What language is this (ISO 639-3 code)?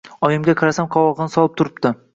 uzb